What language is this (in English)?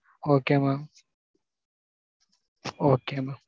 Tamil